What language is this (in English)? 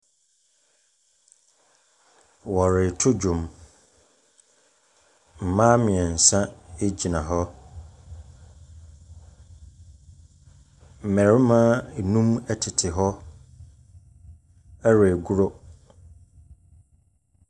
Akan